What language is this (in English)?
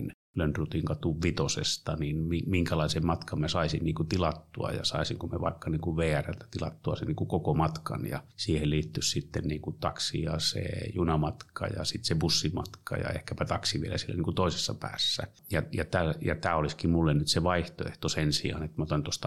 Finnish